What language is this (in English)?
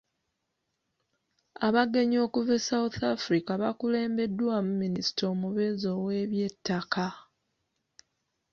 Ganda